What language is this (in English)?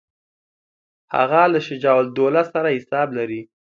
Pashto